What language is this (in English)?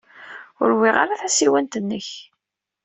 Kabyle